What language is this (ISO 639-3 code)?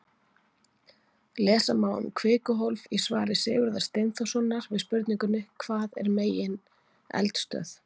isl